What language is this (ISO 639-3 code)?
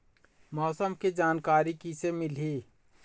hne